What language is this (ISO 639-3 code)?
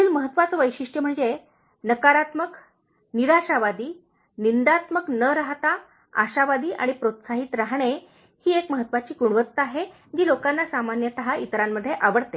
mar